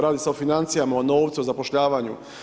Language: Croatian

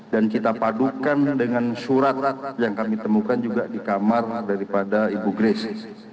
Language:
Indonesian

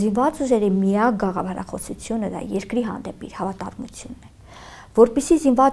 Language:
Romanian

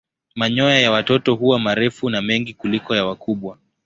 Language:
Swahili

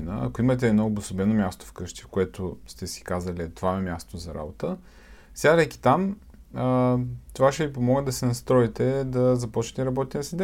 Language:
Bulgarian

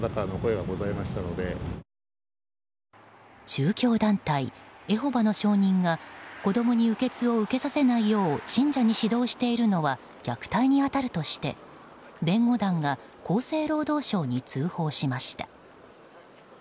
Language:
Japanese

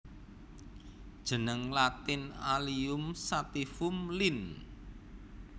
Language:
Javanese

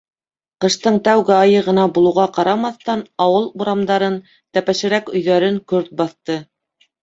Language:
Bashkir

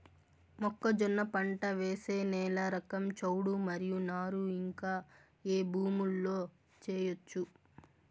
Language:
Telugu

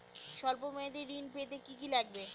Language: Bangla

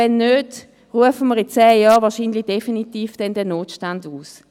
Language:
Swiss German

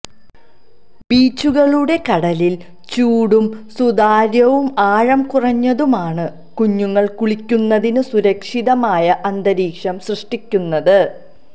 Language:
Malayalam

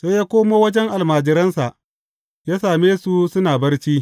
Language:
Hausa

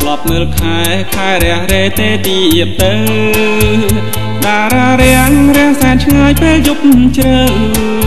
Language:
Thai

